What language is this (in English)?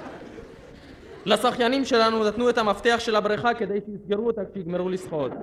Hebrew